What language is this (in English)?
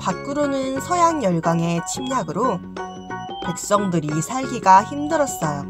Korean